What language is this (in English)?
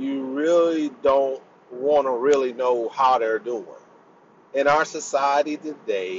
English